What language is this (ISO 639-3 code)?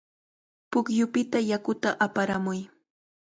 qvl